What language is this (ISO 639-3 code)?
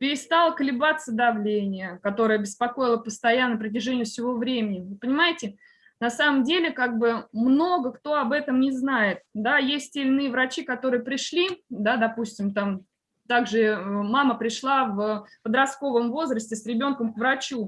rus